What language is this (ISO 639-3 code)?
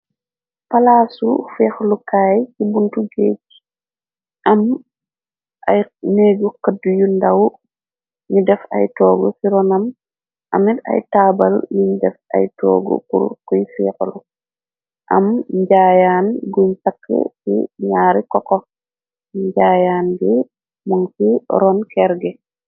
wol